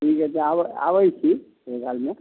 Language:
Maithili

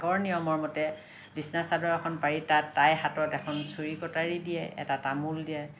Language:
Assamese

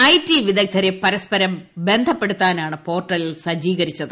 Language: Malayalam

